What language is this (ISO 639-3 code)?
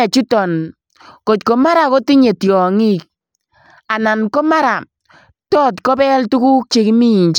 kln